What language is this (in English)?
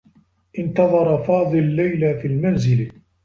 Arabic